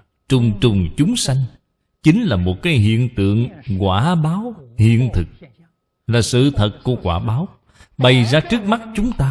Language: Vietnamese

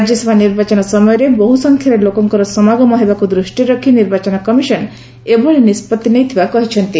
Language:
Odia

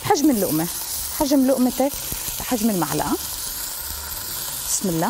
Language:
Arabic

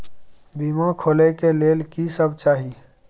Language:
Maithili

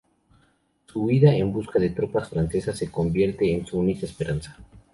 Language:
Spanish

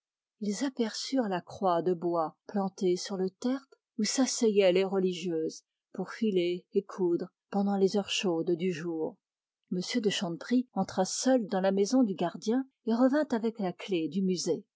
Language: French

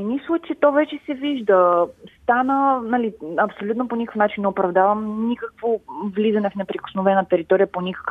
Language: Bulgarian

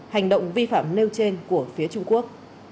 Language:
Vietnamese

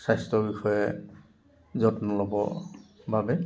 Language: Assamese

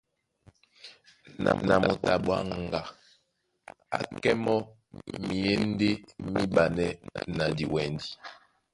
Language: Duala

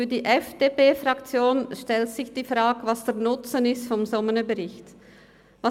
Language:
Swiss German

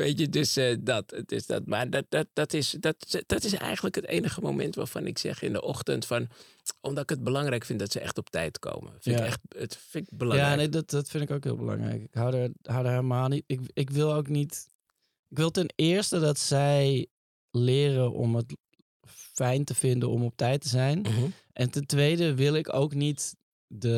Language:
Dutch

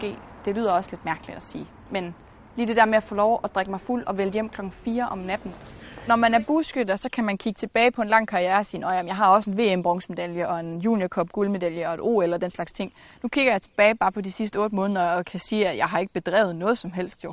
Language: Danish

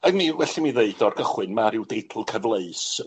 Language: Welsh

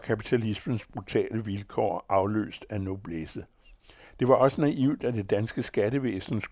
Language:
Danish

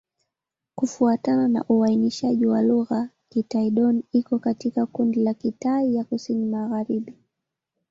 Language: Swahili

